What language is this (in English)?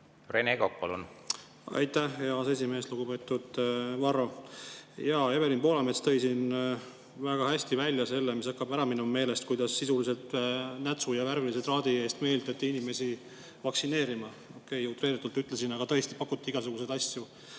Estonian